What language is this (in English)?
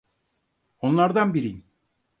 Turkish